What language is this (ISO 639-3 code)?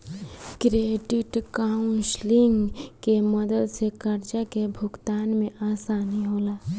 bho